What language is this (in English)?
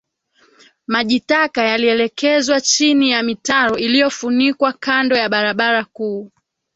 Swahili